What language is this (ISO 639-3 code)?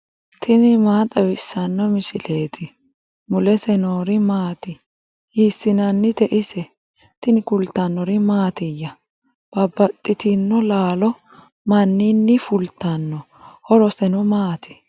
sid